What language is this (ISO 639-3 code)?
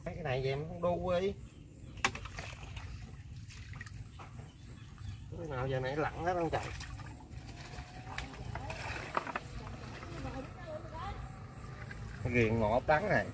vie